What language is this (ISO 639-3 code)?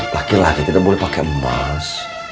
ind